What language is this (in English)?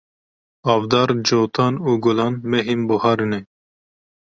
Kurdish